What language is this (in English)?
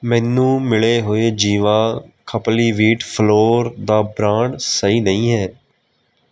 Punjabi